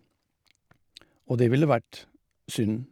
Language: Norwegian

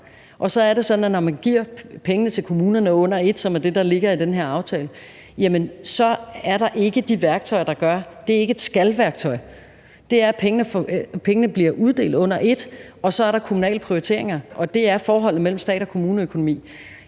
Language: Danish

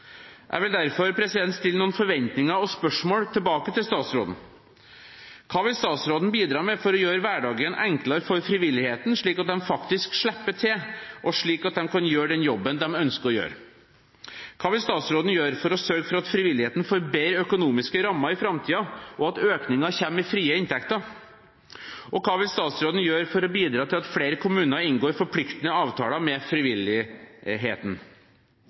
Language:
Norwegian Bokmål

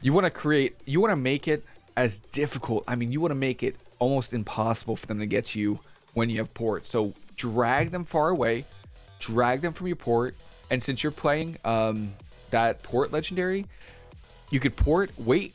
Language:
English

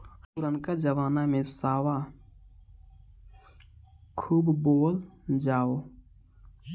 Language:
Bhojpuri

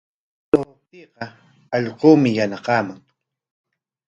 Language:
Corongo Ancash Quechua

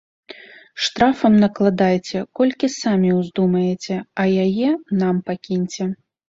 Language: Belarusian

